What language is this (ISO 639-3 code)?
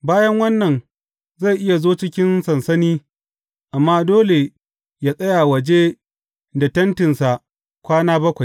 hau